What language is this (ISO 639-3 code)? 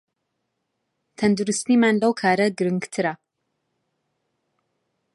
ckb